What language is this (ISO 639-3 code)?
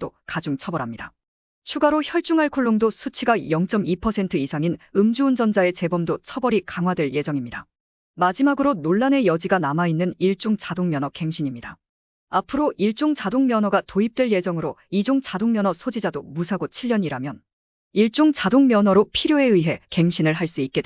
kor